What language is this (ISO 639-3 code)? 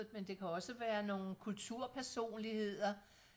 dan